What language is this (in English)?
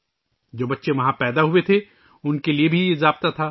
Urdu